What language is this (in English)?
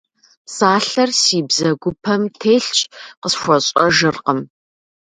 Kabardian